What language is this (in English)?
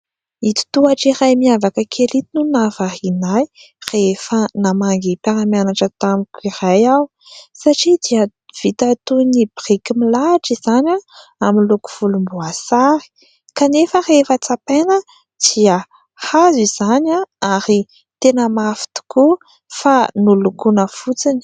Malagasy